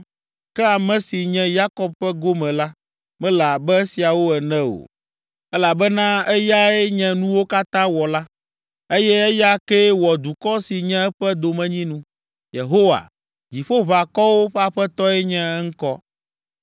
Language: Ewe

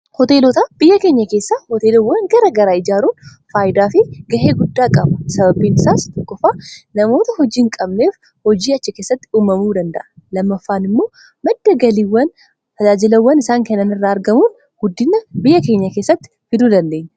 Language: Oromo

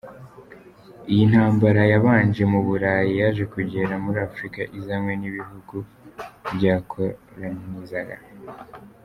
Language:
Kinyarwanda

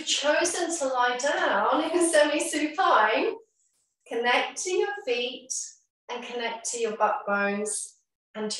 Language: English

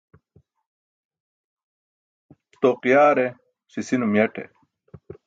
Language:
Burushaski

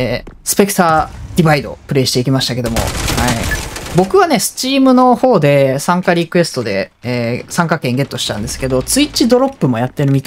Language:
Japanese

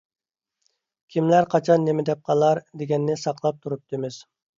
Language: Uyghur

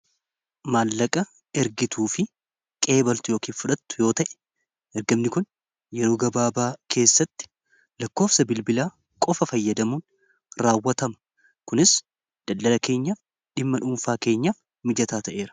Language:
Oromo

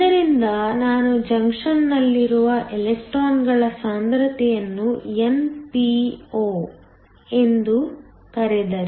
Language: Kannada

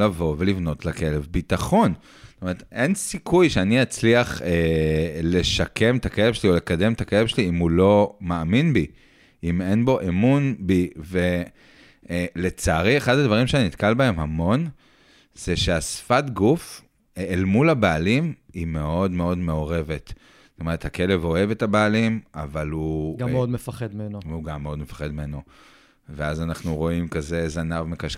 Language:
Hebrew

